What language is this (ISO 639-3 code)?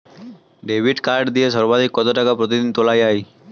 ben